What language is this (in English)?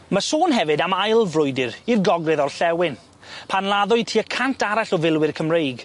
Welsh